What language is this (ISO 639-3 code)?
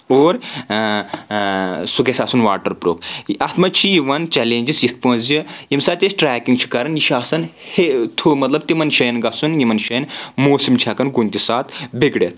kas